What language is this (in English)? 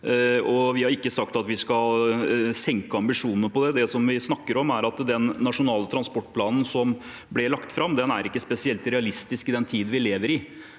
Norwegian